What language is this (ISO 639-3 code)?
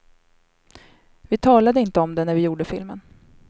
swe